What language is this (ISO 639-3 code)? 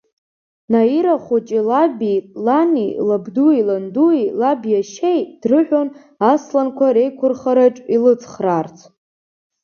abk